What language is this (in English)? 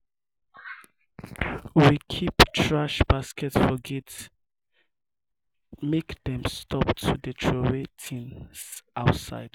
Nigerian Pidgin